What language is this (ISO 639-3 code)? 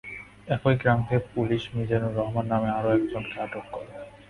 ben